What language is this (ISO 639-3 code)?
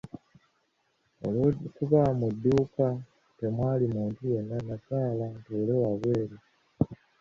lug